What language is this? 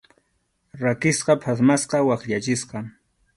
Arequipa-La Unión Quechua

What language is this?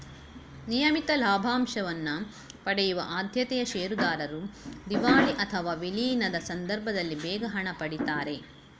Kannada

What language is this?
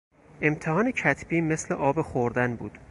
Persian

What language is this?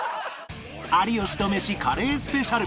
Japanese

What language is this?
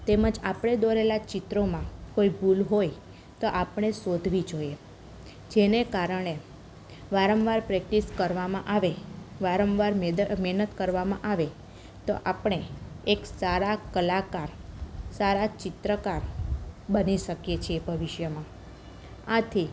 Gujarati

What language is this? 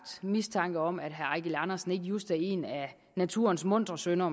Danish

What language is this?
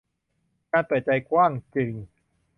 Thai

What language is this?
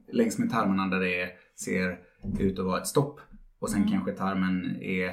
Swedish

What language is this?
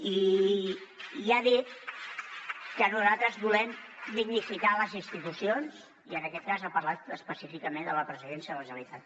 Catalan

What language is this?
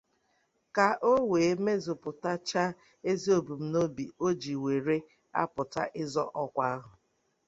Igbo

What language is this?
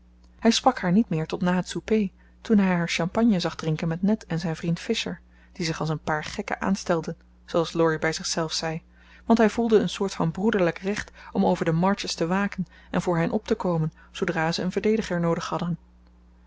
Dutch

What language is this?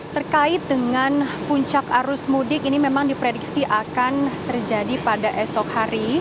Indonesian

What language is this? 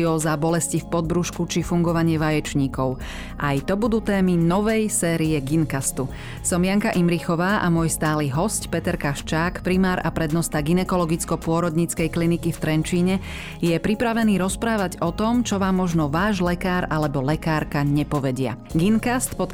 Slovak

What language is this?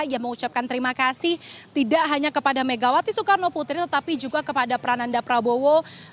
Indonesian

